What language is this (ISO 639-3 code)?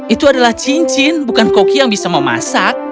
ind